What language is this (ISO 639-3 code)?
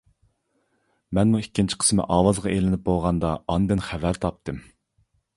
uig